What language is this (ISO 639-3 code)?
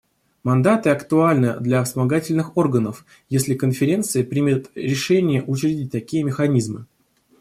rus